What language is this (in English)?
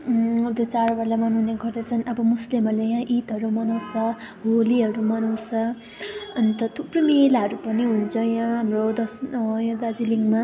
Nepali